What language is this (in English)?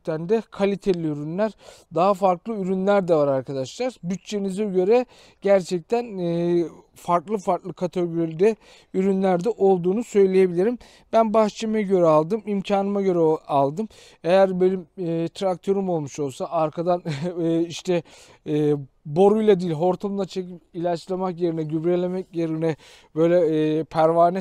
Turkish